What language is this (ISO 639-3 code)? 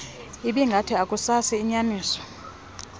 xho